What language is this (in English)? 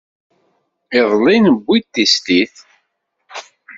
Kabyle